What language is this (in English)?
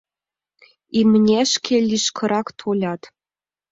Mari